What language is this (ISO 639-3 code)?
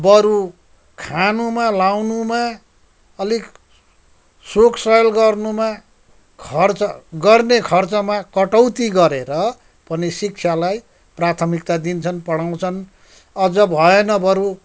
nep